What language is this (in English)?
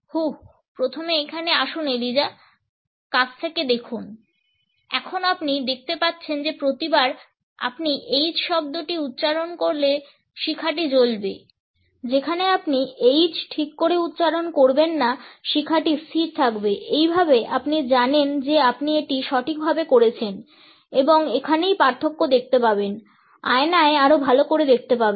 Bangla